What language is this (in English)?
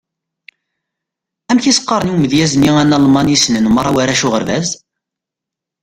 Kabyle